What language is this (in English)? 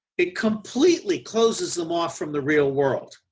English